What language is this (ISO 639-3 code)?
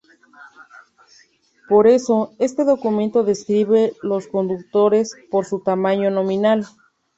spa